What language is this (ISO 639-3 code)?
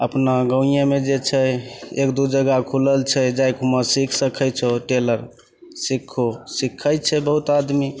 mai